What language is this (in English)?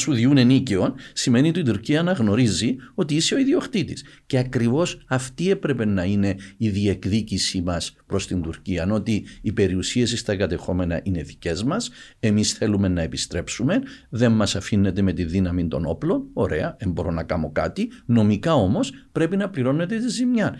Greek